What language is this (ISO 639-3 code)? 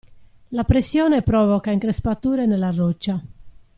ita